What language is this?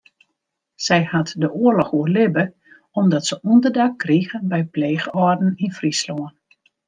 Western Frisian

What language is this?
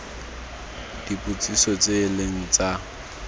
Tswana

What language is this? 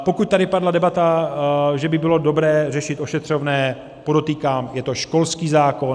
Czech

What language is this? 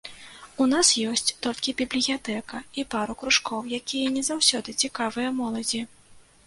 Belarusian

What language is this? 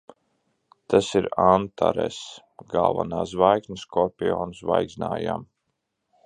Latvian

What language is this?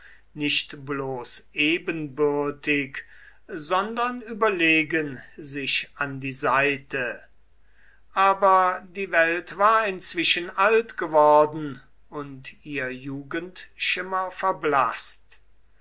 German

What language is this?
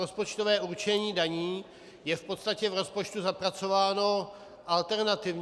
Czech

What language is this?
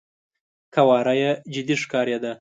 Pashto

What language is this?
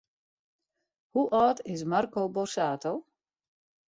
Western Frisian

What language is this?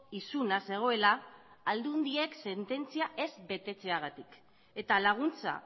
Basque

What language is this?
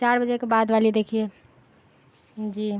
Urdu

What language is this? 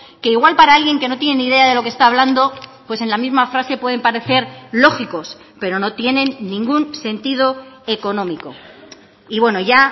Spanish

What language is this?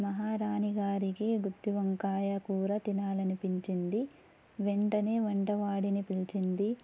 Telugu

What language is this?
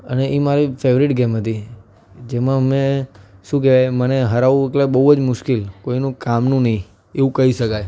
Gujarati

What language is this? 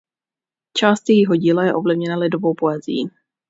Czech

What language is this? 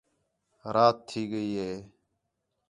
Khetrani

